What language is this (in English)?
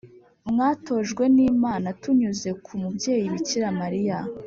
Kinyarwanda